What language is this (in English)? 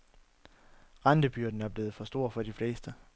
Danish